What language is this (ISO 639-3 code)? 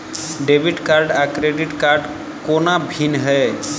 mai